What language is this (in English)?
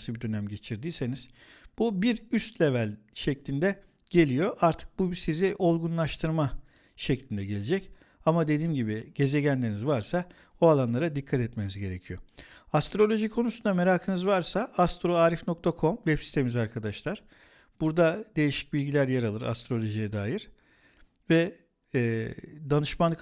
Turkish